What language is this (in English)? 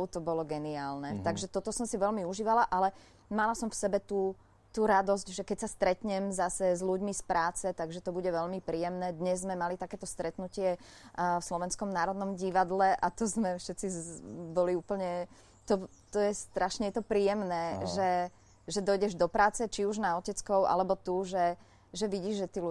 Slovak